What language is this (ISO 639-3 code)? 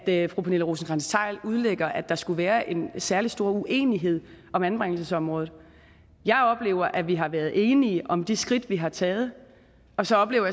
dan